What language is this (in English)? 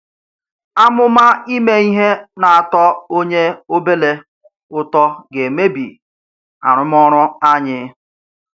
Igbo